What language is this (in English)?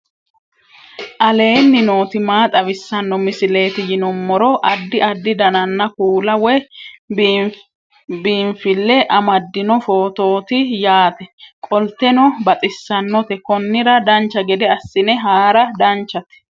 Sidamo